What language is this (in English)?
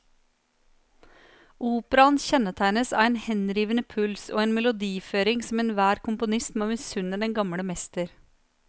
Norwegian